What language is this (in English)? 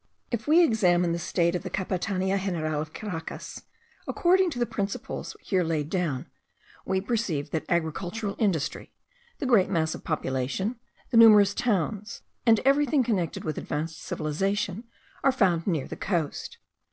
English